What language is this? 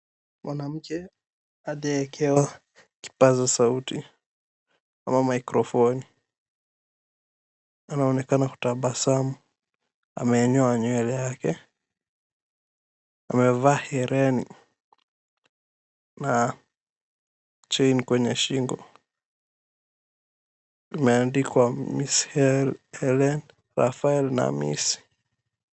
Swahili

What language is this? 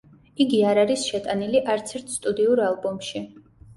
Georgian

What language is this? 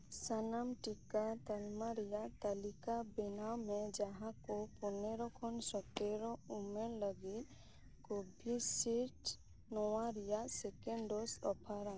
Santali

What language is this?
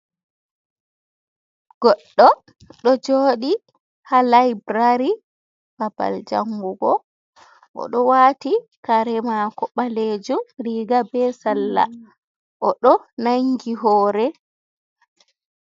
Fula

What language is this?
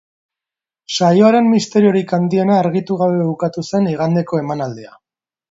Basque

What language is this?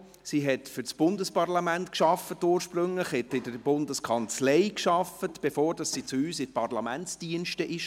Swiss German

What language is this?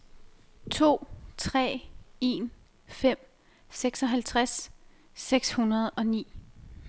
Danish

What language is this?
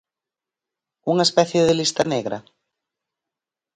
Galician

